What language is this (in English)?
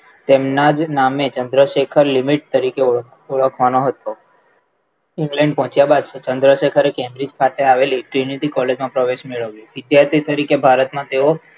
Gujarati